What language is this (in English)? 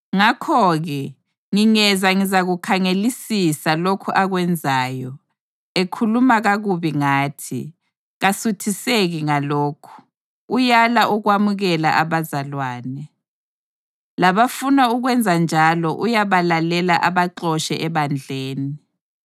North Ndebele